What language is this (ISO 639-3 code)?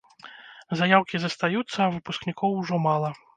bel